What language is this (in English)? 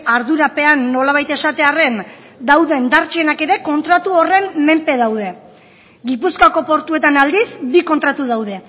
Basque